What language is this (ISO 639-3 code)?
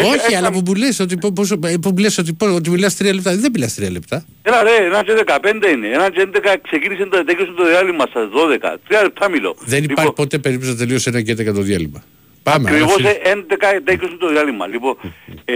ell